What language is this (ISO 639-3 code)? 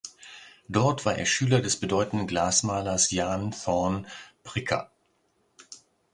deu